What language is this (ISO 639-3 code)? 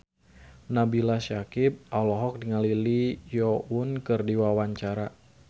sun